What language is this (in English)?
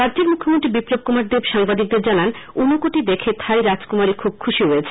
Bangla